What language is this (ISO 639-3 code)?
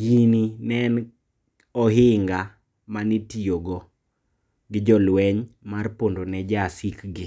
luo